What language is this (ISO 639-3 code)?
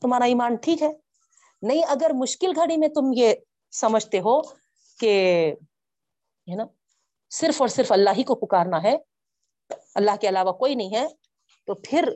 urd